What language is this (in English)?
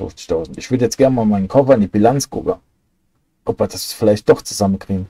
German